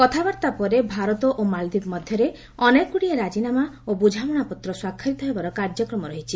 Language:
Odia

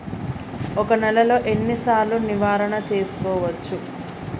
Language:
Telugu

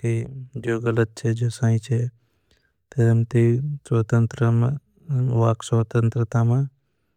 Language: Bhili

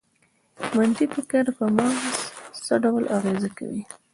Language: Pashto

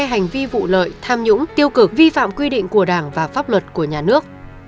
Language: Vietnamese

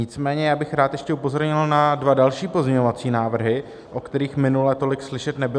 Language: Czech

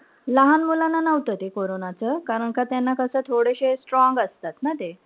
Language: Marathi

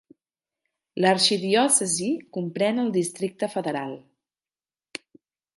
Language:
Catalan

